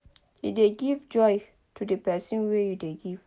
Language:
Nigerian Pidgin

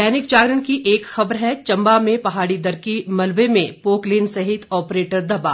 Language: Hindi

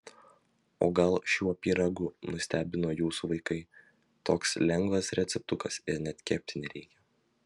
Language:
Lithuanian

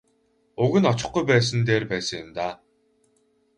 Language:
Mongolian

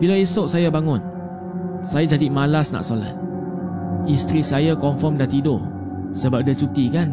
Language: Malay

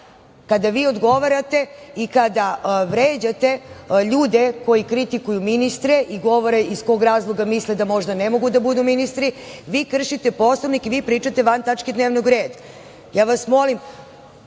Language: Serbian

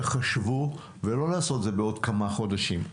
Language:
Hebrew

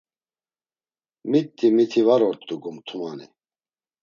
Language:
Laz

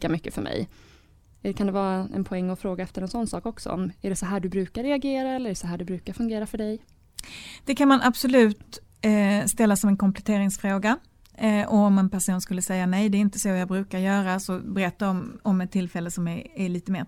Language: Swedish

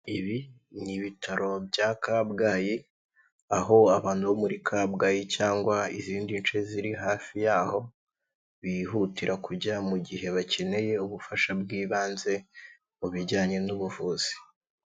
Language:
Kinyarwanda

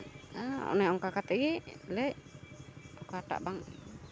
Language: Santali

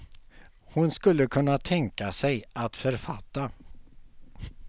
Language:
Swedish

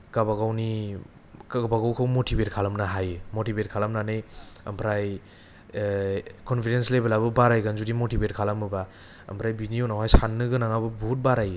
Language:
Bodo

